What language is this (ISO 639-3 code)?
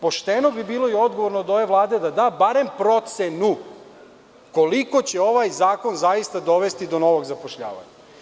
srp